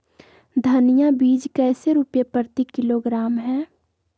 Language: Magahi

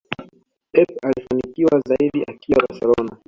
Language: Swahili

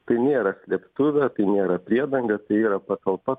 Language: Lithuanian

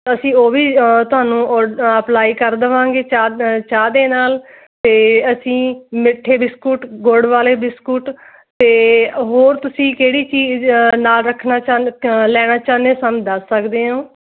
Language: Punjabi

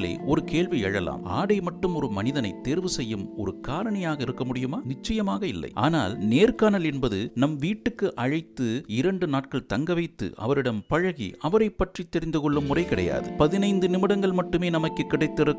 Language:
Tamil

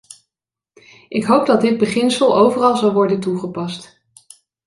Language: Dutch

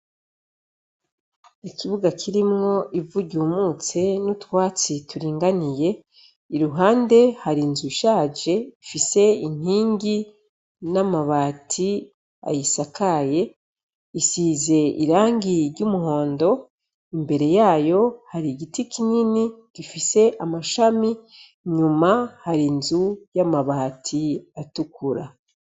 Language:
Rundi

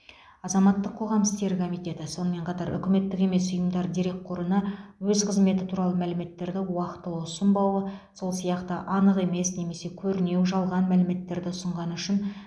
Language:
Kazakh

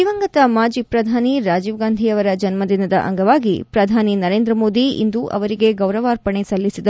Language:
Kannada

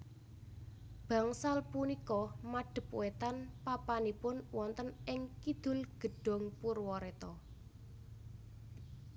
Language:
Javanese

